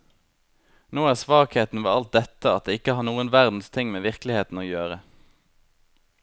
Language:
Norwegian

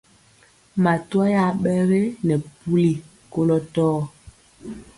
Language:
Mpiemo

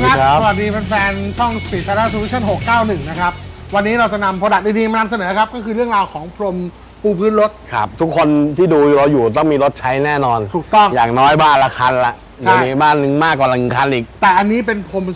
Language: Thai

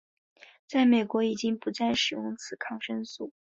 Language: Chinese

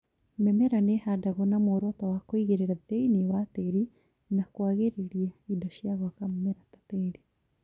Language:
Kikuyu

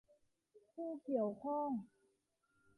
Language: Thai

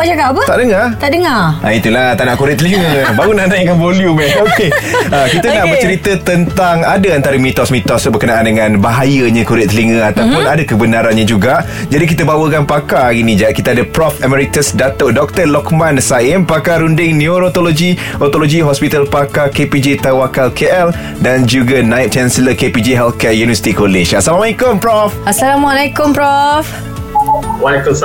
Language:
Malay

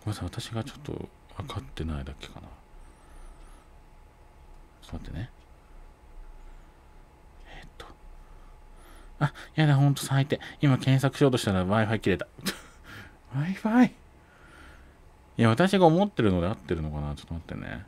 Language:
Japanese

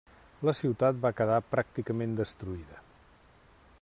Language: Catalan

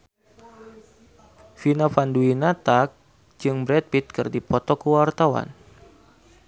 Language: Sundanese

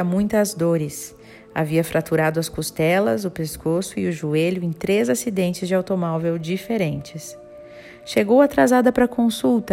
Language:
Portuguese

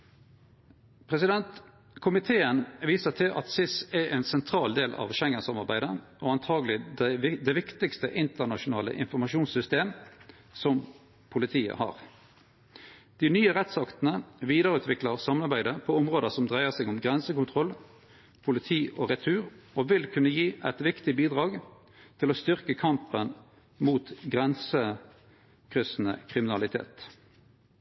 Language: Norwegian Nynorsk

